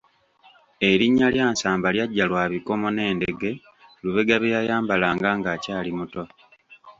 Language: Ganda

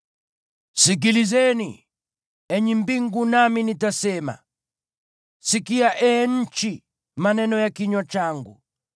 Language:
Swahili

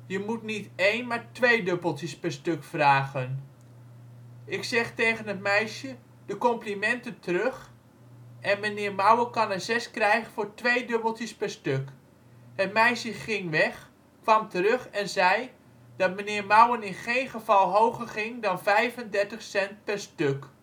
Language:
Dutch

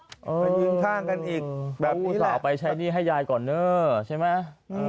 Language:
Thai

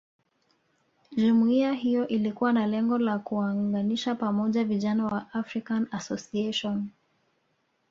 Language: Swahili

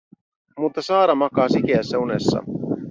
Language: Finnish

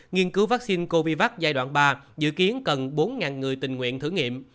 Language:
Vietnamese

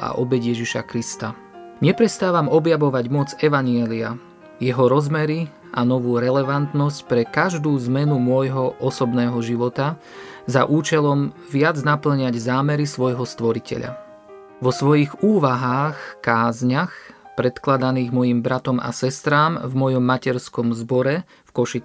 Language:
Slovak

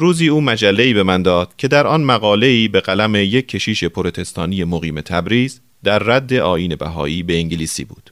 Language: Persian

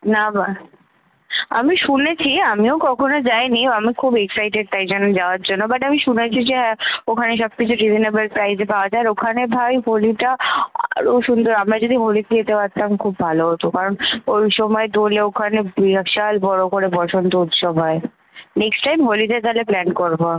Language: Bangla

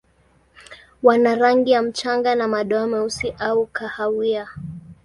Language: Swahili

